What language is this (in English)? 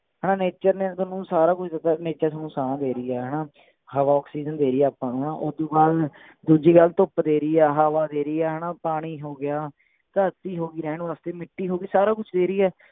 Punjabi